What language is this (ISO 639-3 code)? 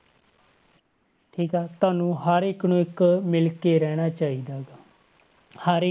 pan